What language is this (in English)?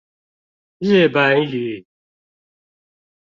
Chinese